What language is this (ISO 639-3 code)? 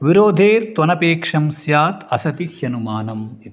san